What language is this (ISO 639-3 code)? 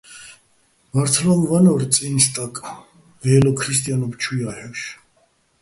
bbl